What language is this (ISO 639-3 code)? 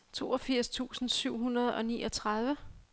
dan